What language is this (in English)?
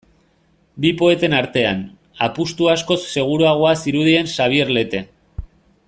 Basque